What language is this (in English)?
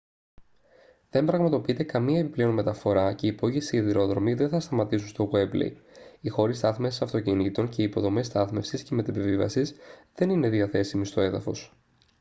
Greek